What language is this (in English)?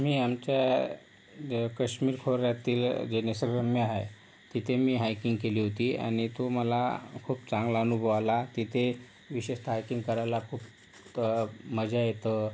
Marathi